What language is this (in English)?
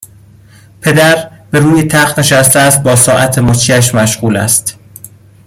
Persian